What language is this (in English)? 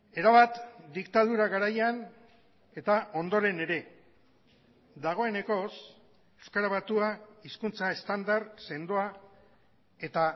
Basque